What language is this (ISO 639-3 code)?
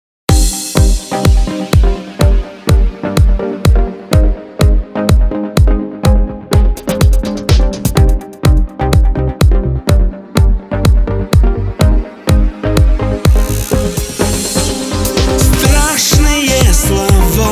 rus